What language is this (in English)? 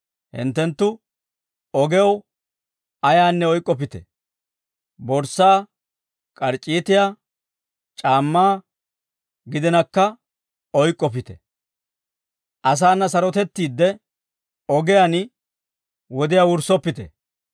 Dawro